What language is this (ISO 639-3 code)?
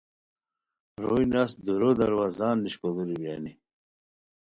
khw